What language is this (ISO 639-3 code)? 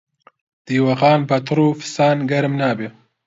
ckb